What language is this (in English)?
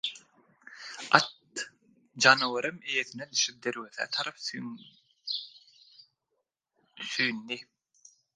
Turkmen